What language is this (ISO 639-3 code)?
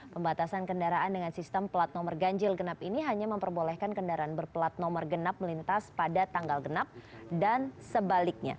ind